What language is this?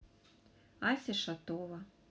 Russian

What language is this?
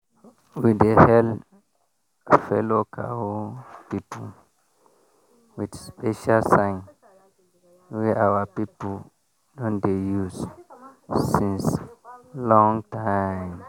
Nigerian Pidgin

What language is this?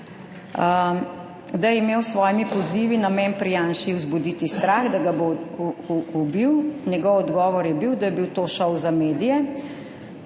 Slovenian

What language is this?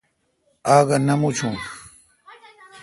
Kalkoti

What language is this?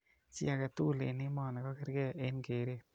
Kalenjin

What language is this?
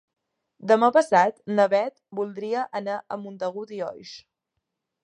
Catalan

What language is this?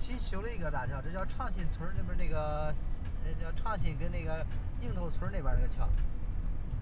Chinese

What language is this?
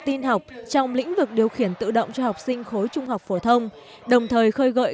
Vietnamese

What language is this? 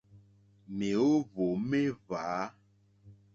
Mokpwe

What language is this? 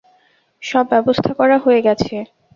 Bangla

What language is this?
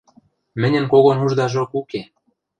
Western Mari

